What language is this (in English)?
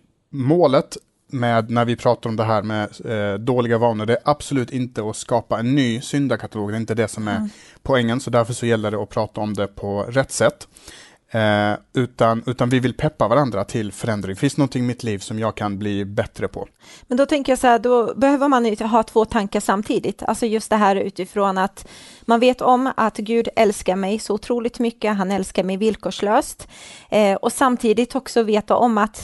Swedish